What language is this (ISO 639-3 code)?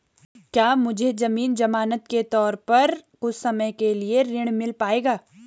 hin